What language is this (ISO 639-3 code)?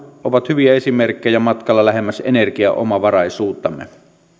fin